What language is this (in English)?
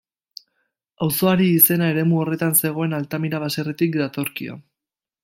Basque